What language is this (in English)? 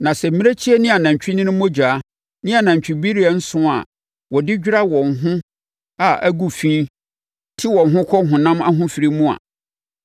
Akan